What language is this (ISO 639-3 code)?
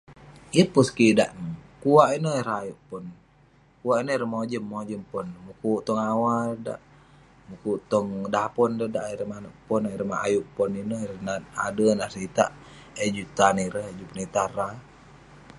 pne